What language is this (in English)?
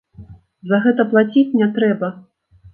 Belarusian